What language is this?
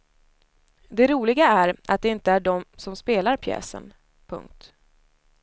Swedish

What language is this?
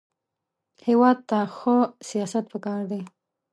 Pashto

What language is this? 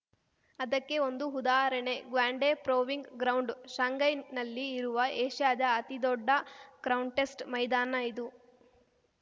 Kannada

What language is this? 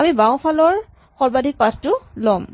Assamese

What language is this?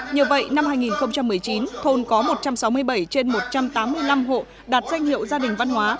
Vietnamese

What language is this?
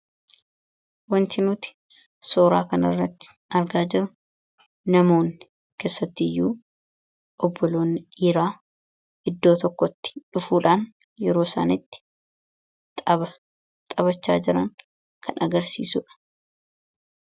Oromo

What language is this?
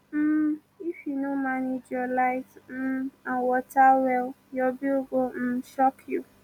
Nigerian Pidgin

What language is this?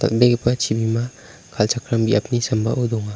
Garo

